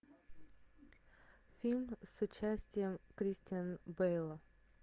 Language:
Russian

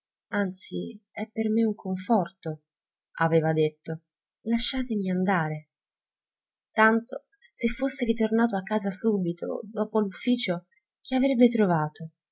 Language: Italian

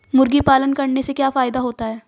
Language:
Hindi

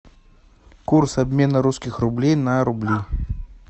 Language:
Russian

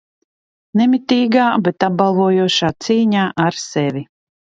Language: Latvian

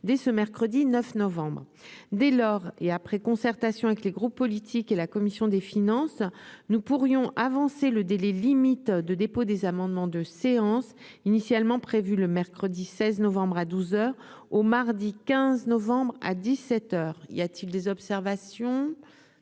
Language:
French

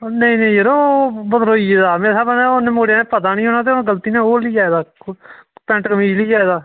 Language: Dogri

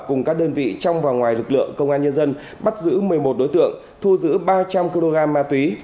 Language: Vietnamese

